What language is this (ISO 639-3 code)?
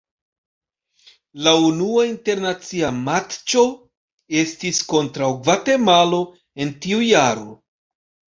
epo